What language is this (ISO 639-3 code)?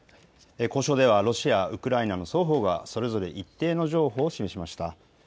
jpn